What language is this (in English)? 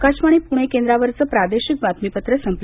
Marathi